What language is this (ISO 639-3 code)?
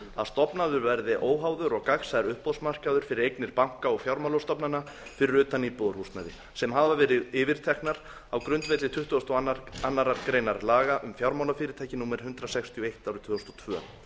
isl